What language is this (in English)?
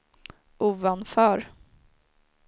Swedish